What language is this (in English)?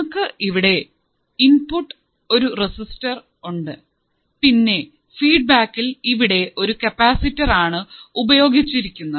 Malayalam